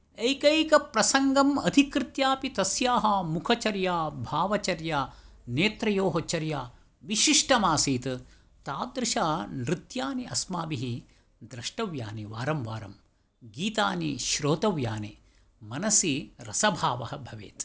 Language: Sanskrit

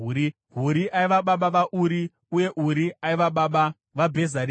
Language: Shona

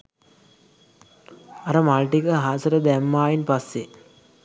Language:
Sinhala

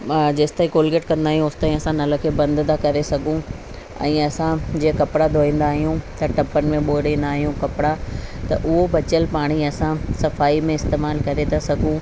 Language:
Sindhi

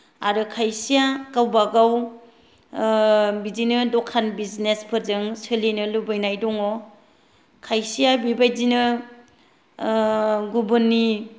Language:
Bodo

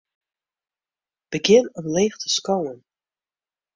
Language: Western Frisian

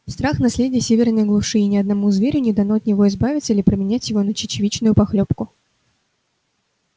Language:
Russian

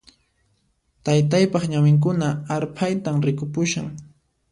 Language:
Puno Quechua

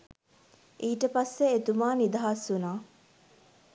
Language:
Sinhala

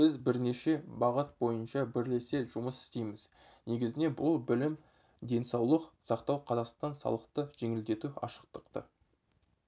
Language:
Kazakh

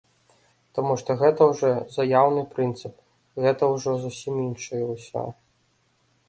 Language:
Belarusian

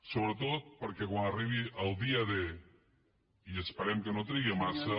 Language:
Catalan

